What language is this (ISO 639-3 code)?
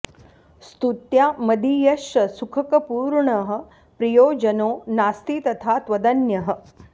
san